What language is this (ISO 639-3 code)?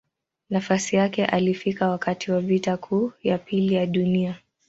swa